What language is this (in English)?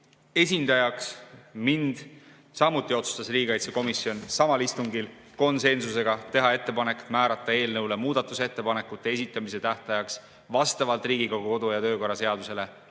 Estonian